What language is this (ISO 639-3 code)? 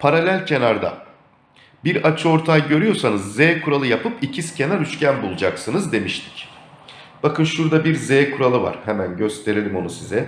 tur